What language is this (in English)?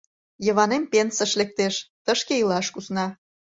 Mari